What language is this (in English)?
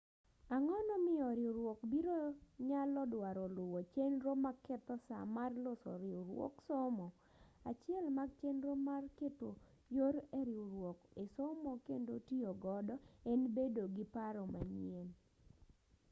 Luo (Kenya and Tanzania)